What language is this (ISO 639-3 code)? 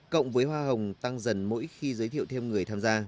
vie